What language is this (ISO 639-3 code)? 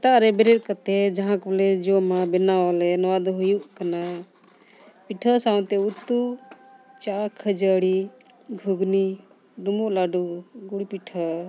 sat